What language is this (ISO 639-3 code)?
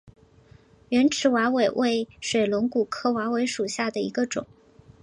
zho